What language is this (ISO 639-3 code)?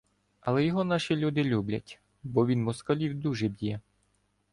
ukr